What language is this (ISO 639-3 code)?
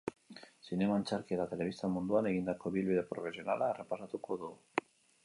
eus